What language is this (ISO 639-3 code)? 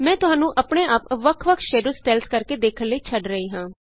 pan